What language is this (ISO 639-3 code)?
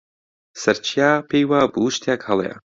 ckb